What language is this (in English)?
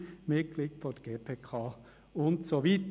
Swiss German